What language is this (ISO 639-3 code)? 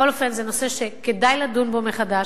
heb